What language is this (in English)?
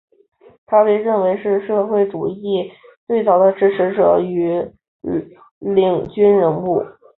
Chinese